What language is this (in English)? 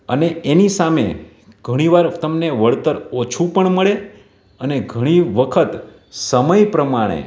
Gujarati